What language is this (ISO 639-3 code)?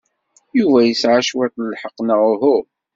kab